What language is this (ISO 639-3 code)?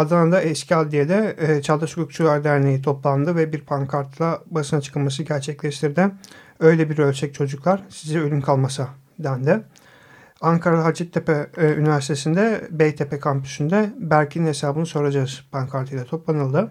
tur